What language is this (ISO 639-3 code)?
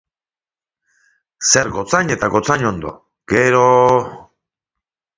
eus